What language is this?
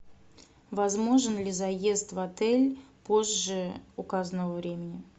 Russian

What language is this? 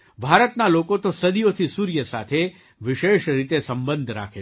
Gujarati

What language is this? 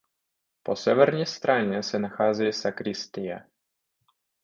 Czech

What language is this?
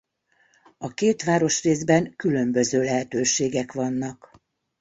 Hungarian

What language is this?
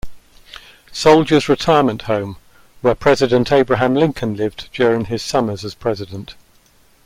English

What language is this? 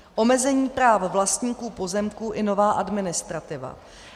Czech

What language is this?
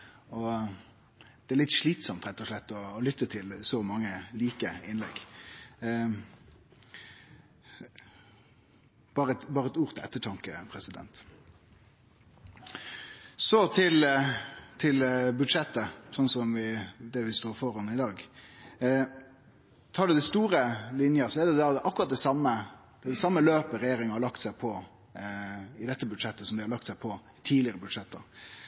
Norwegian Nynorsk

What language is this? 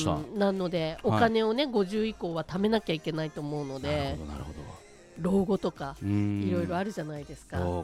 Japanese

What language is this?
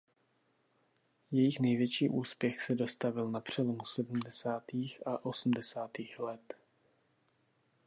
Czech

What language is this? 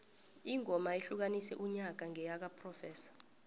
South Ndebele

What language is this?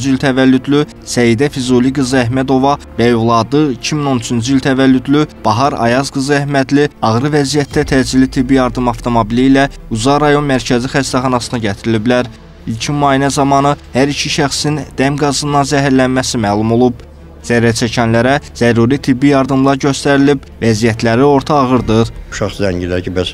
Turkish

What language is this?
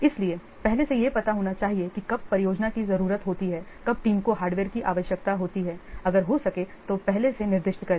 Hindi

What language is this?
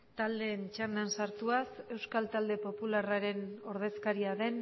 Basque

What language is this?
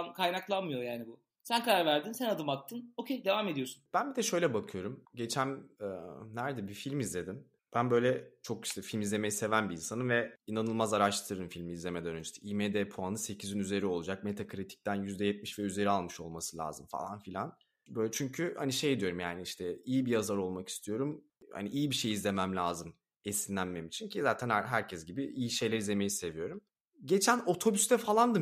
Turkish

